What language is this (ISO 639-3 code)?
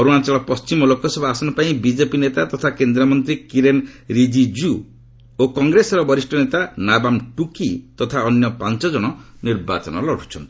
ori